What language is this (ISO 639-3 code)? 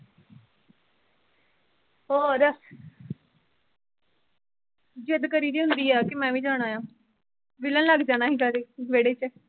pan